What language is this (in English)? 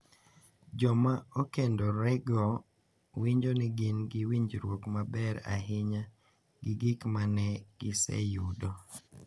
Luo (Kenya and Tanzania)